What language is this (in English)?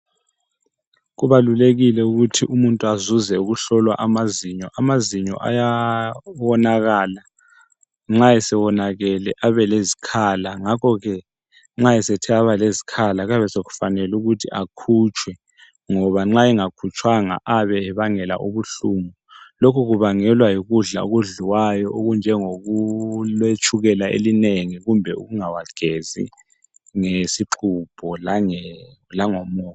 North Ndebele